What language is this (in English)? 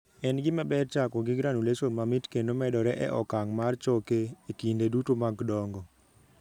Luo (Kenya and Tanzania)